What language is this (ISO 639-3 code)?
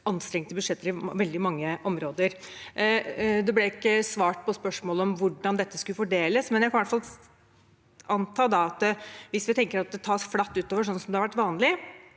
nor